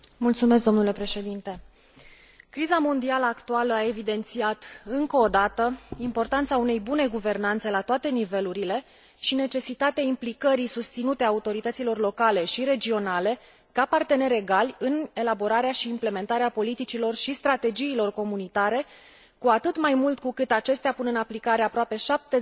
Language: Romanian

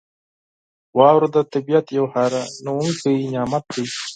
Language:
Pashto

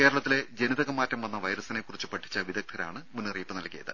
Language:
Malayalam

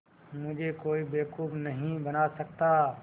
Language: Hindi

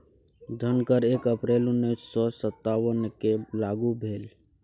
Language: Maithili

